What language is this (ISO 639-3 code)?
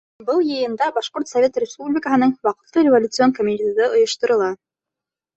bak